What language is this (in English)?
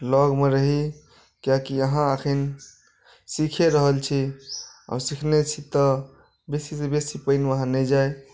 Maithili